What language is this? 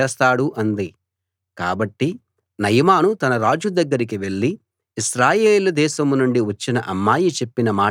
Telugu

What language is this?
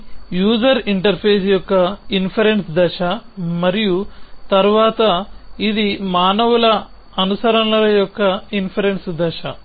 Telugu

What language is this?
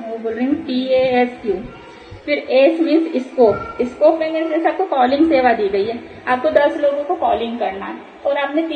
Hindi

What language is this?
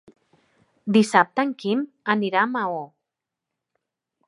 Catalan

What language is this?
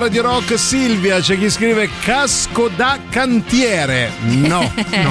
Italian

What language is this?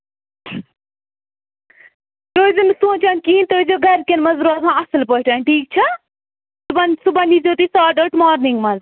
Kashmiri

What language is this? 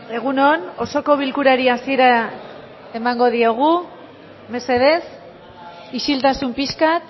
Basque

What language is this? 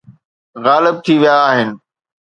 Sindhi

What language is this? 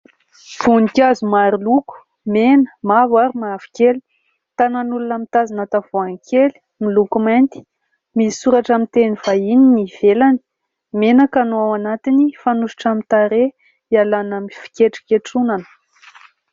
Malagasy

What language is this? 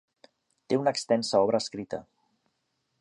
Catalan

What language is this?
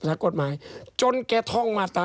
Thai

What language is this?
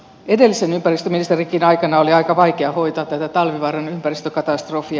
Finnish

